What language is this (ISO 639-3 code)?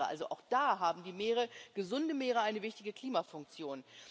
deu